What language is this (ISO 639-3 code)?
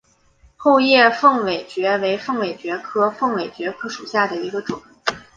zho